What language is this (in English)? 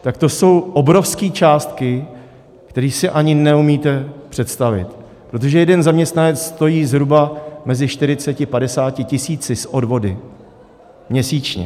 Czech